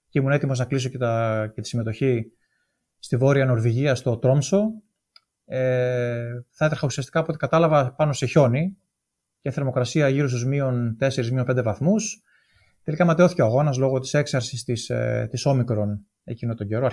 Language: Greek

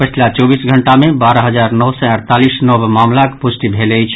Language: Maithili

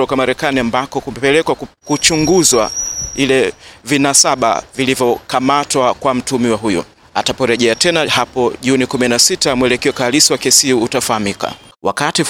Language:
Swahili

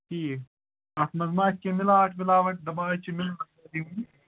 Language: Kashmiri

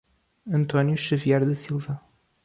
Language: Portuguese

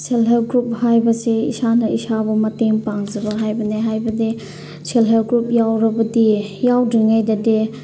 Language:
Manipuri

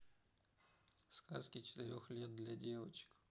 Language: Russian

